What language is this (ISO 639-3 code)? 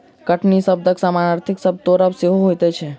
mai